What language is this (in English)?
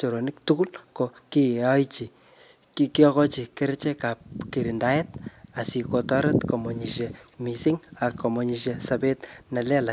Kalenjin